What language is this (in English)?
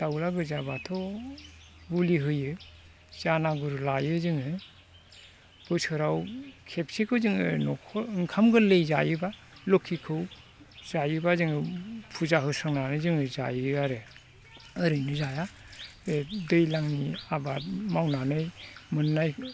Bodo